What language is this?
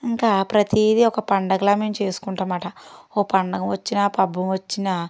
Telugu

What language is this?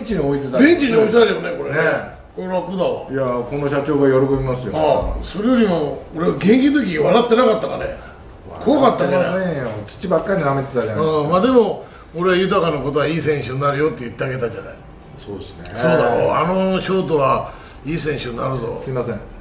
Japanese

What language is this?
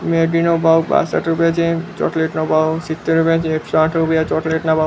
Gujarati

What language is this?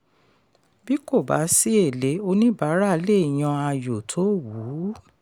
Yoruba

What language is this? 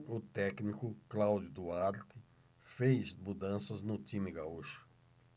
Portuguese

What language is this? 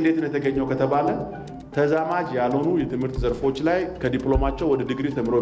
Arabic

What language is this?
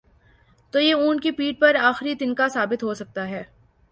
Urdu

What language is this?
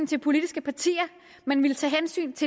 Danish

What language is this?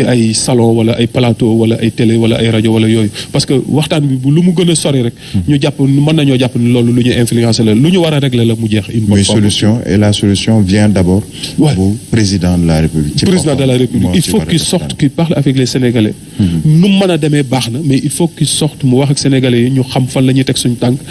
French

